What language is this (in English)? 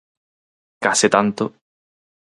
Galician